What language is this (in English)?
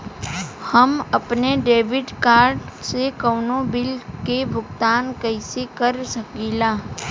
Bhojpuri